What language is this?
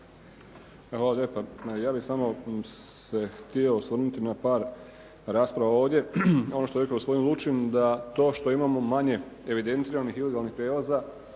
Croatian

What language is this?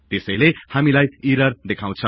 Nepali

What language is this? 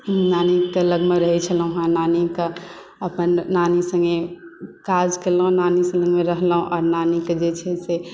Maithili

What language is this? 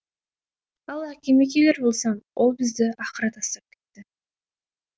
Kazakh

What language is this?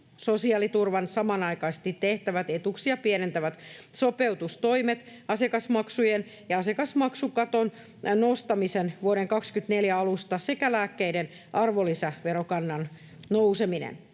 Finnish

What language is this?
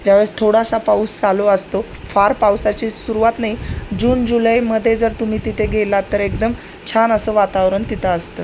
Marathi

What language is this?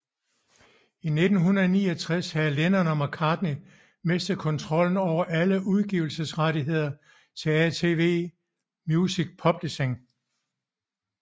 Danish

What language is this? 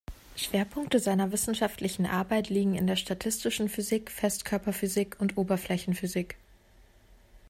German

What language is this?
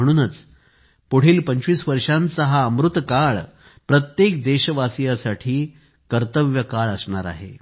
Marathi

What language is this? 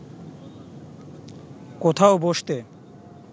Bangla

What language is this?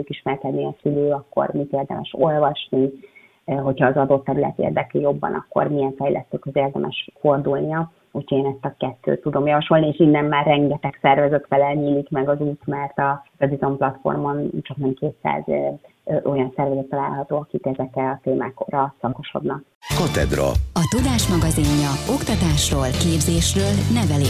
Hungarian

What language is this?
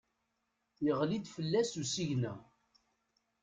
Kabyle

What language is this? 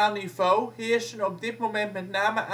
Dutch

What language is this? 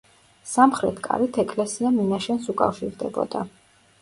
Georgian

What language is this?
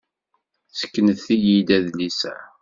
Kabyle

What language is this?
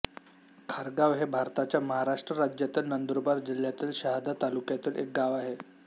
Marathi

